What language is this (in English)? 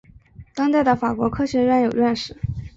Chinese